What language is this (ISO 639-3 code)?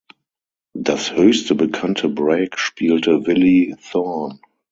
deu